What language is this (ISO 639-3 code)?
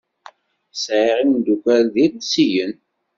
kab